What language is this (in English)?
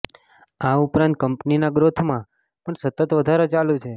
Gujarati